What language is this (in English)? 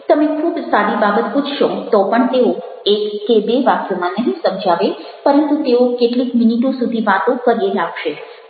Gujarati